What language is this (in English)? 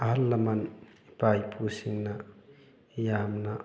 Manipuri